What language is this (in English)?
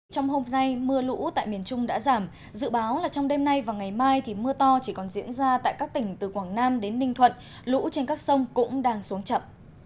Vietnamese